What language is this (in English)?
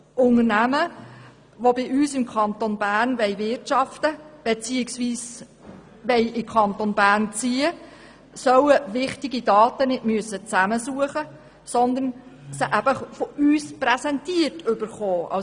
Swiss German